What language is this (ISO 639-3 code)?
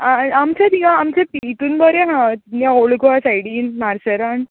kok